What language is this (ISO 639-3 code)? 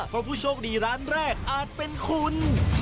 tha